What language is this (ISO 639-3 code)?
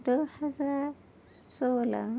urd